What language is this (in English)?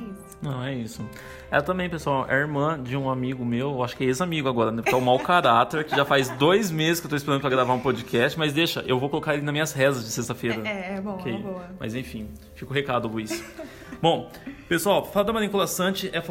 Portuguese